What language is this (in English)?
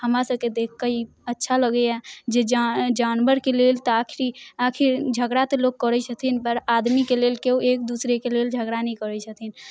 Maithili